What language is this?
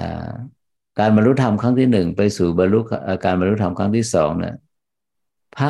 Thai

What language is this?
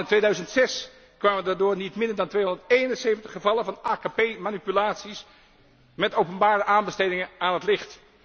Dutch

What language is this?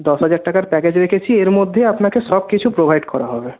Bangla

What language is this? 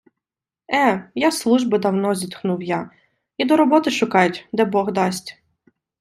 Ukrainian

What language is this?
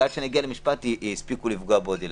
Hebrew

